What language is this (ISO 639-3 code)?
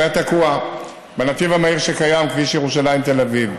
heb